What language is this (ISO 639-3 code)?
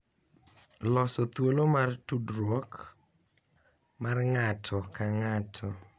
luo